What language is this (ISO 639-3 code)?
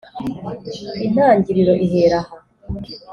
kin